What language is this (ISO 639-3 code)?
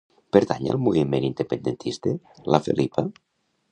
cat